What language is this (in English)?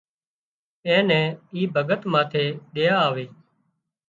Wadiyara Koli